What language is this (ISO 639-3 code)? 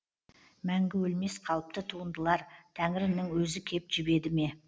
kaz